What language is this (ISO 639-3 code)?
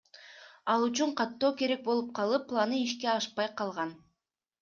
kir